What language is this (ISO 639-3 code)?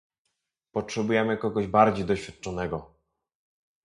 pol